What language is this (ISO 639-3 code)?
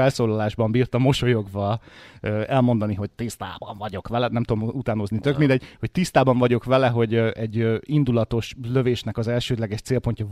hun